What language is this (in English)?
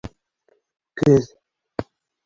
Bashkir